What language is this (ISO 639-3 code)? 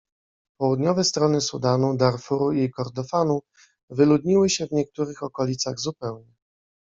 pol